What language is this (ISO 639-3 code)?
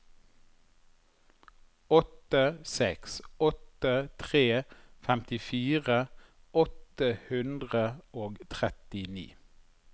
nor